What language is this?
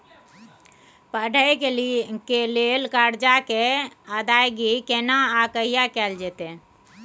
Maithili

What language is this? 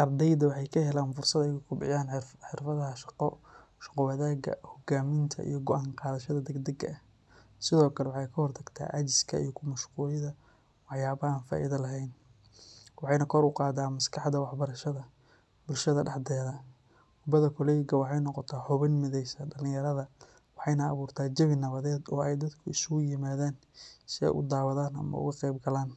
Somali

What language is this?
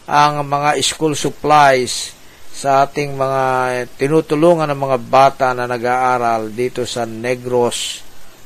Filipino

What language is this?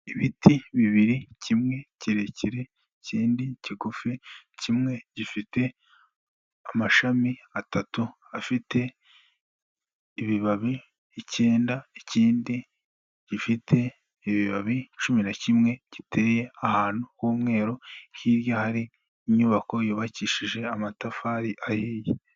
Kinyarwanda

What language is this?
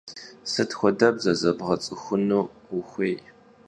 Kabardian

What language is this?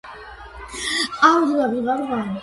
Georgian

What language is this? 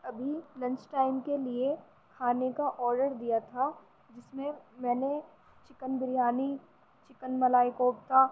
Urdu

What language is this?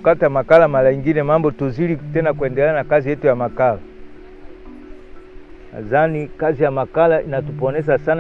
French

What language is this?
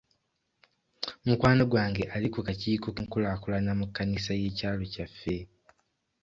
Ganda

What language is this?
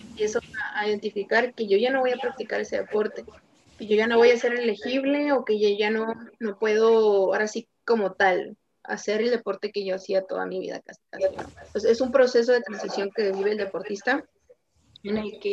Spanish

